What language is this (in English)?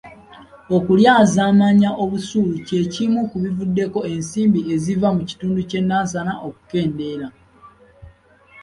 Ganda